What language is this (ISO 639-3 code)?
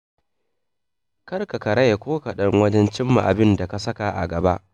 hau